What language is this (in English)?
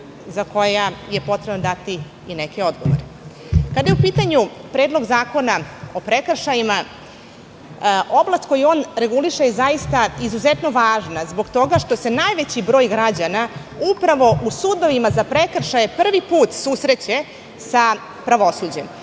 Serbian